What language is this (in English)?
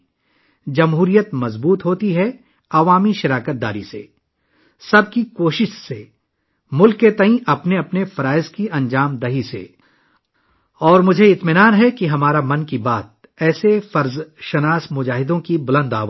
Urdu